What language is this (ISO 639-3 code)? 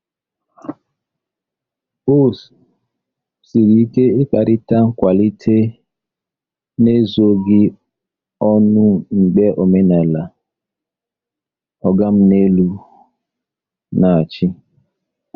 ibo